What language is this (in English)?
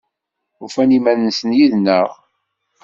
Kabyle